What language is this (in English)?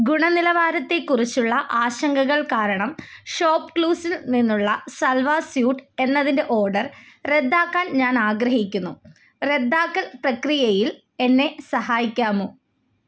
Malayalam